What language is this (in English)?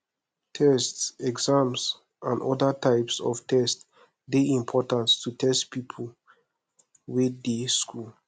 Nigerian Pidgin